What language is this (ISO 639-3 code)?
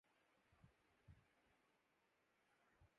urd